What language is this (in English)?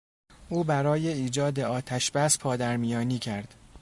Persian